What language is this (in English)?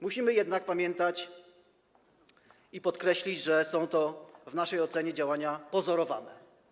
Polish